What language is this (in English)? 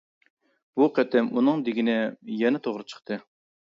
Uyghur